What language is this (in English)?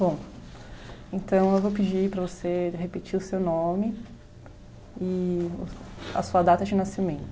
Portuguese